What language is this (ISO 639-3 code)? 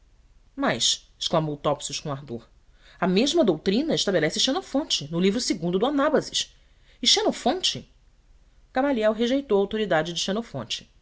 por